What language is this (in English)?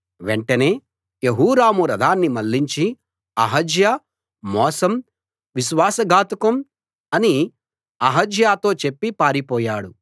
Telugu